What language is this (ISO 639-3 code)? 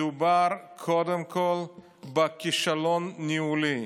heb